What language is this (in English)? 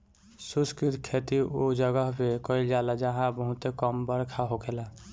Bhojpuri